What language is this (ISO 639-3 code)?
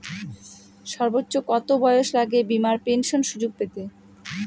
ben